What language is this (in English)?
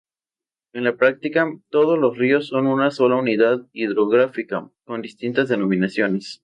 Spanish